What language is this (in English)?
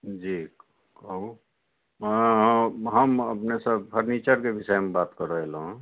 Maithili